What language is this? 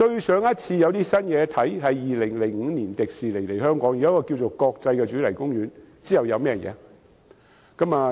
Cantonese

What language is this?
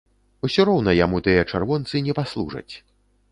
Belarusian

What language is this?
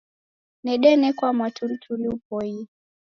Taita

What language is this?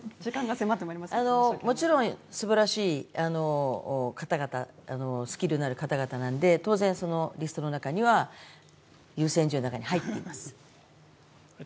Japanese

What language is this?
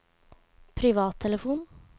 Norwegian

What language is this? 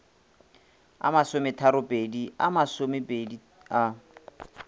Northern Sotho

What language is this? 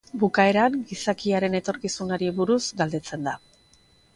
Basque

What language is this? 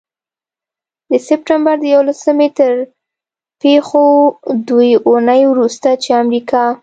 Pashto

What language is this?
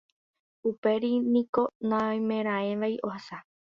Guarani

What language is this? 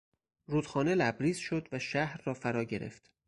Persian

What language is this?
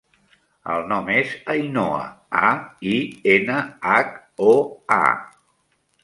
Catalan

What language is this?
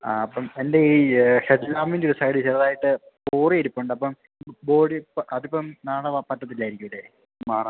Malayalam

